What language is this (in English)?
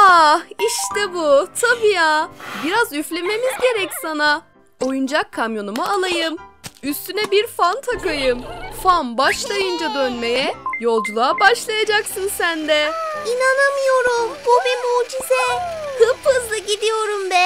Turkish